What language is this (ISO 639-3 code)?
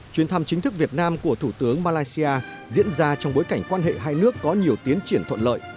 vie